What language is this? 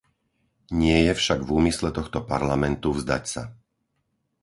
Slovak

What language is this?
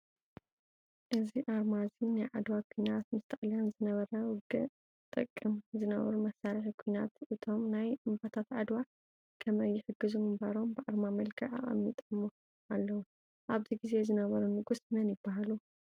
Tigrinya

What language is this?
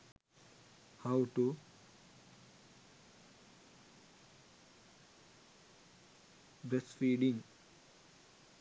Sinhala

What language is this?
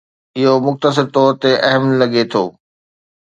Sindhi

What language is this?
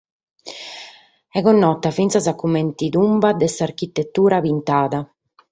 Sardinian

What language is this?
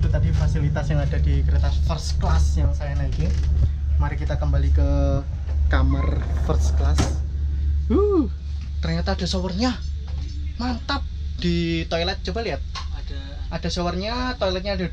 Indonesian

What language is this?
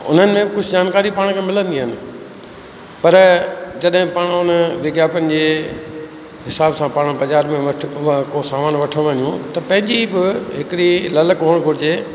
Sindhi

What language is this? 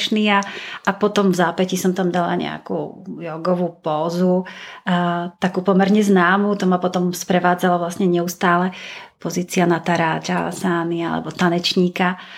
Czech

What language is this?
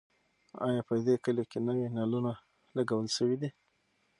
Pashto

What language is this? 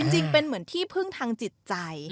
Thai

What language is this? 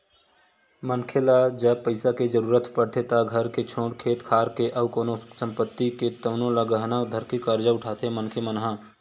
Chhattisgarhi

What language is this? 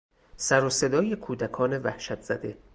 Persian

